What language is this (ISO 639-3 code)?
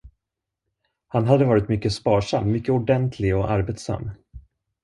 swe